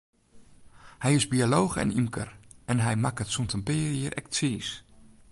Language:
Western Frisian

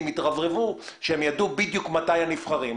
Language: Hebrew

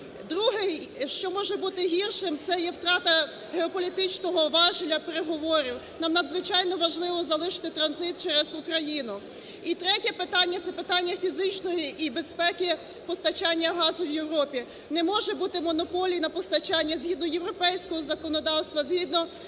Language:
Ukrainian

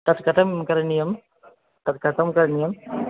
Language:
Sanskrit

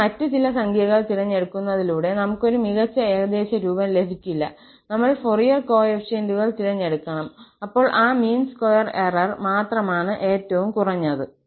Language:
Malayalam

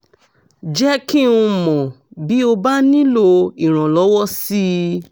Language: Yoruba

